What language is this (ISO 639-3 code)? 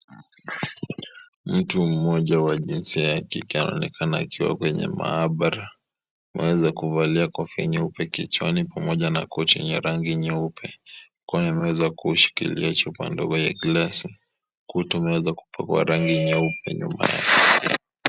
swa